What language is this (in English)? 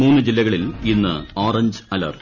Malayalam